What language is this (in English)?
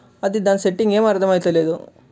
Telugu